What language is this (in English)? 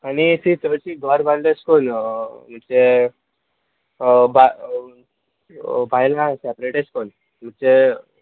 Konkani